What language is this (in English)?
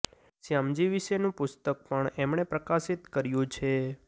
Gujarati